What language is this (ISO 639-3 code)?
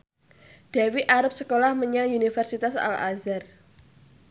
jav